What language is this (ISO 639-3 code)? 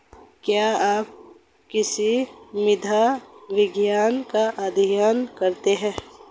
hin